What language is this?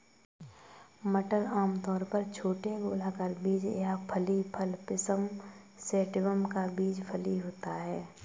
Hindi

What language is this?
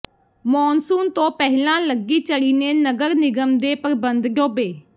Punjabi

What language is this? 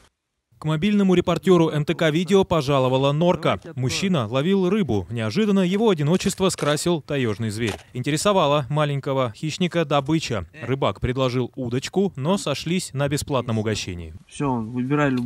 Russian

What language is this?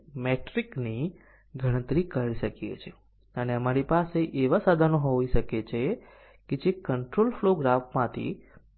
Gujarati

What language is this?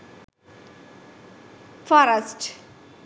Sinhala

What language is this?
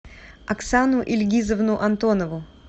Russian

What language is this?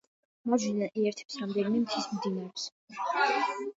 Georgian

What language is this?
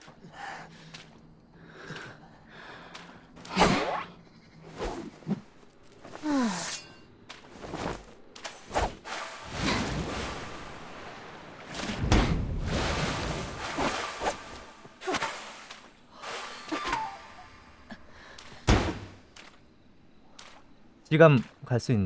Korean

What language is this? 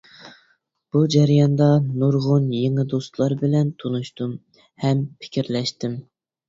Uyghur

